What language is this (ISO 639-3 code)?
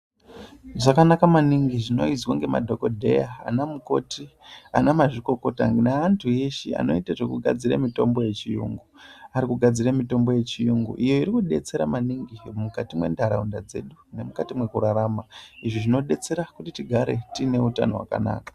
ndc